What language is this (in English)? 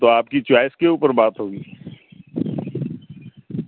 Urdu